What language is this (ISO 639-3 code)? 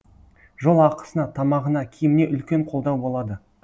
kaz